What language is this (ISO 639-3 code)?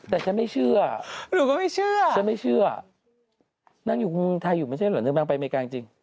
tha